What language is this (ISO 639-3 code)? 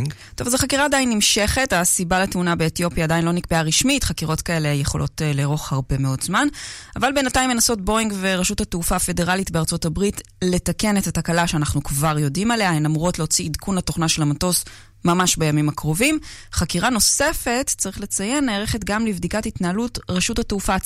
heb